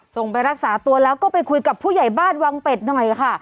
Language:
Thai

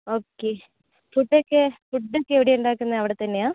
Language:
Malayalam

